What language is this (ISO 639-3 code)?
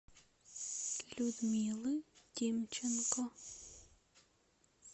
rus